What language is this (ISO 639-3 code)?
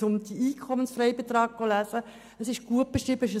gsw